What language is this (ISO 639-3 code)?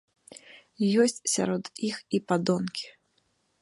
bel